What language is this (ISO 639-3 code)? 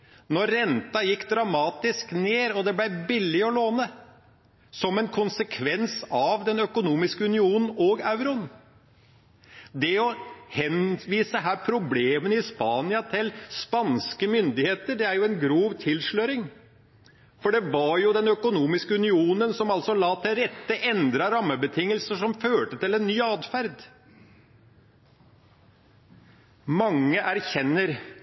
nob